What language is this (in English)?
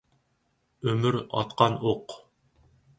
Uyghur